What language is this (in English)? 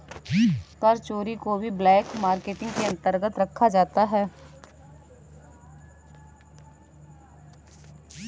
Hindi